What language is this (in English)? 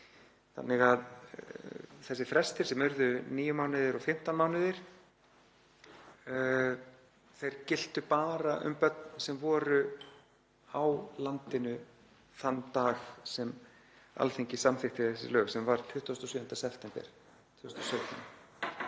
Icelandic